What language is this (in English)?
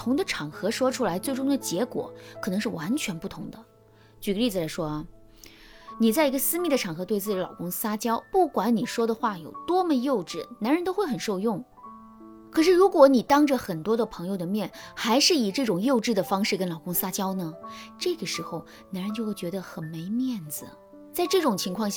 Chinese